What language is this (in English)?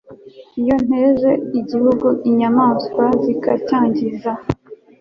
Kinyarwanda